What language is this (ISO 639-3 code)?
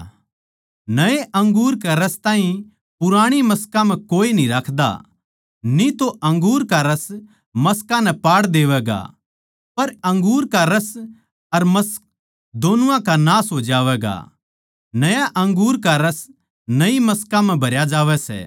bgc